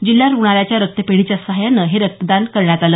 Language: Marathi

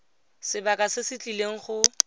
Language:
Tswana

